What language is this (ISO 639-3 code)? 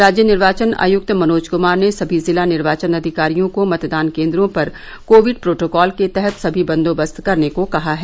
hin